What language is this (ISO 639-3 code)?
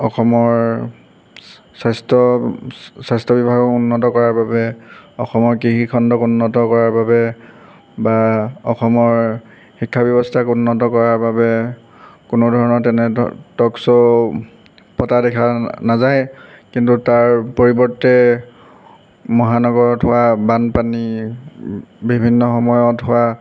asm